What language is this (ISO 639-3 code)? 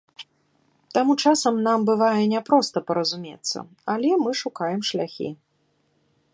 bel